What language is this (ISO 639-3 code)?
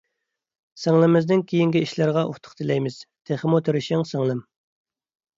uig